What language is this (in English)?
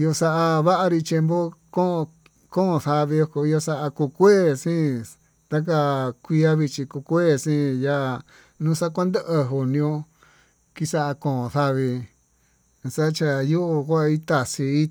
Tututepec Mixtec